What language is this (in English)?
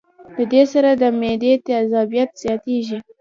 Pashto